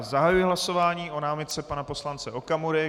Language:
Czech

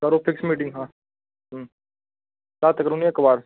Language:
Dogri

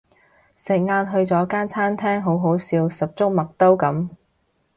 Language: Cantonese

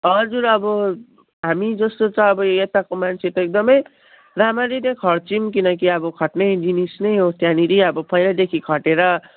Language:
Nepali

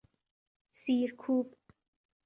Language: Persian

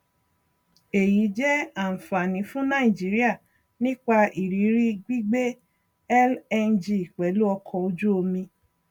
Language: Yoruba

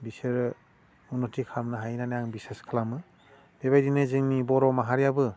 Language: Bodo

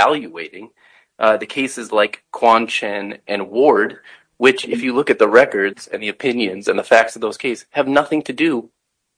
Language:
English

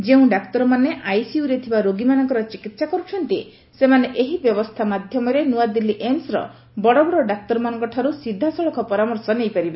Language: Odia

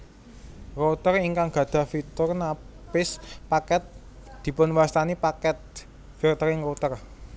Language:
Javanese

